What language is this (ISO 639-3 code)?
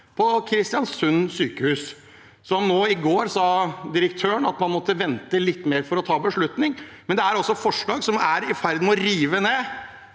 nor